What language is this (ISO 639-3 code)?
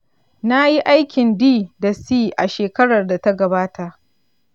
hau